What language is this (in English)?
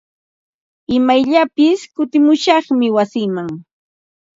Ambo-Pasco Quechua